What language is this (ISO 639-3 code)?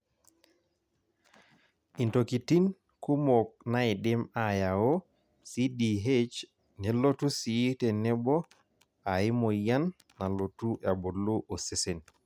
mas